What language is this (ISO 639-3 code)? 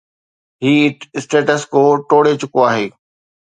snd